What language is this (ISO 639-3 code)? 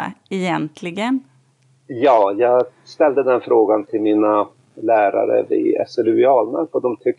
swe